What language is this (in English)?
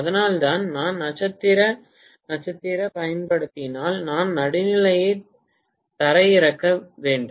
Tamil